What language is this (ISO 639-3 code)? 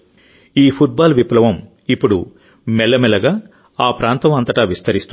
tel